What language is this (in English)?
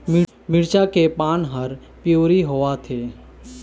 Chhattisgarhi